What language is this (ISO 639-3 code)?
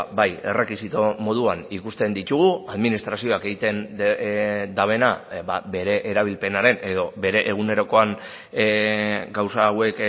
eus